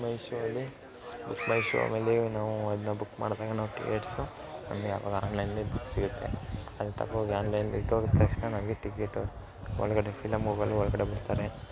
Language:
Kannada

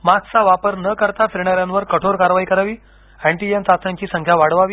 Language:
Marathi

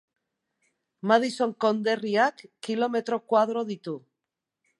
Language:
Basque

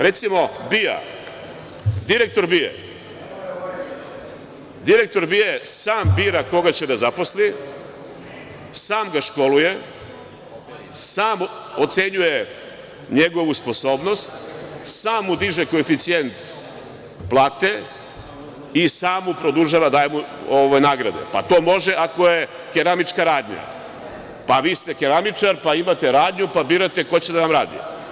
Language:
Serbian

